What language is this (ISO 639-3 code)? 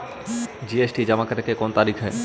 mag